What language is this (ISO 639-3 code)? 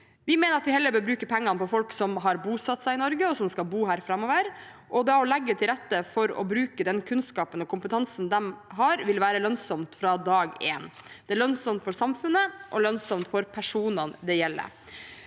nor